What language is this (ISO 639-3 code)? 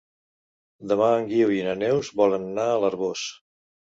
cat